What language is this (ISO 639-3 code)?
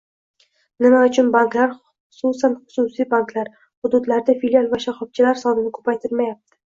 uzb